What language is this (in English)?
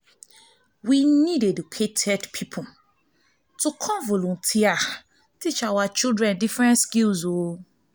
Nigerian Pidgin